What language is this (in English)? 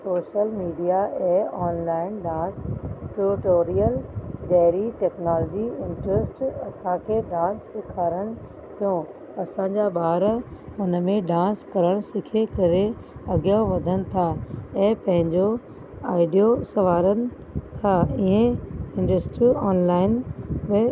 Sindhi